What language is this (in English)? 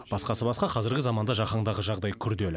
Kazakh